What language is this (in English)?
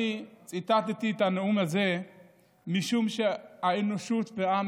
Hebrew